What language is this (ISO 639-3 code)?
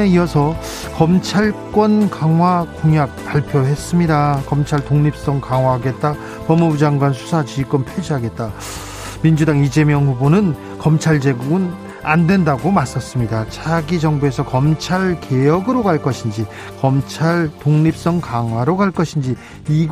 kor